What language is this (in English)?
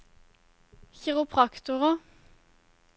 Norwegian